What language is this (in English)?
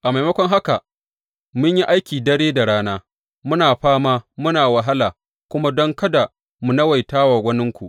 Hausa